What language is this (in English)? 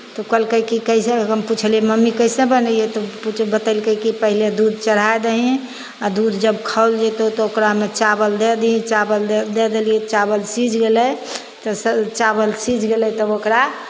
Maithili